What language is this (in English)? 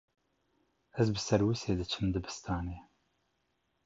Kurdish